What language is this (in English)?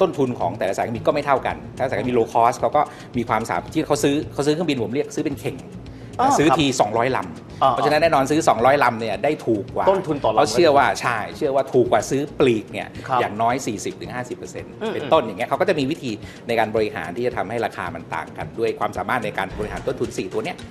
Thai